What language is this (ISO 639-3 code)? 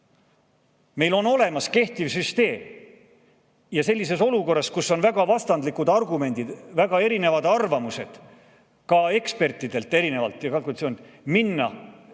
est